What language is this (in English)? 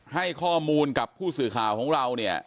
Thai